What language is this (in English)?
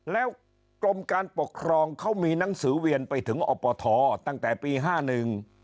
Thai